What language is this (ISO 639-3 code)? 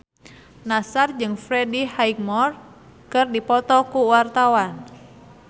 sun